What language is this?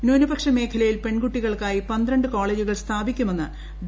Malayalam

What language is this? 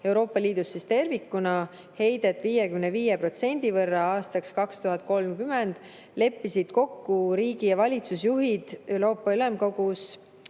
Estonian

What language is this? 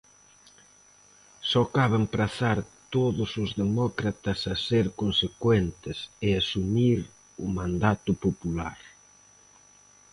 Galician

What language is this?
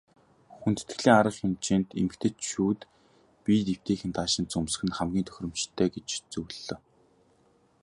Mongolian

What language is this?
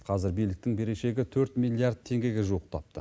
Kazakh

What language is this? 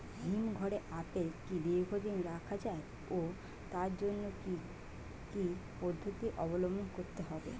Bangla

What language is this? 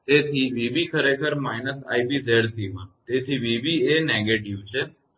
Gujarati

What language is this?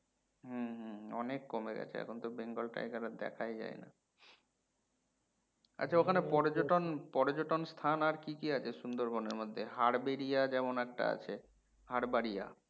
Bangla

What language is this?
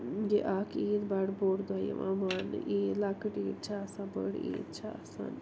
Kashmiri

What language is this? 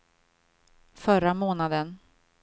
Swedish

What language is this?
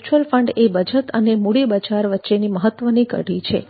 Gujarati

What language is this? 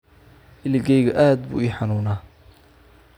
Somali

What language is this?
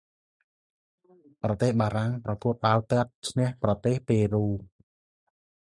Khmer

